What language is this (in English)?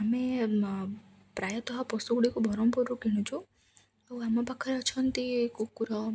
Odia